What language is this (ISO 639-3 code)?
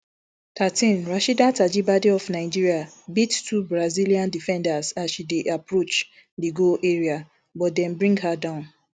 pcm